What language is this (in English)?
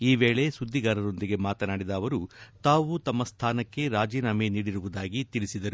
Kannada